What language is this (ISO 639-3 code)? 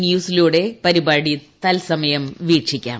mal